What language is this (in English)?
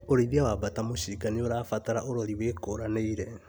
Kikuyu